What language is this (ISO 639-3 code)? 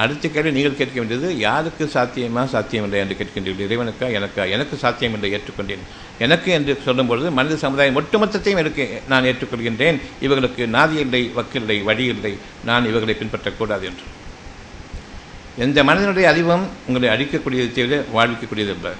tam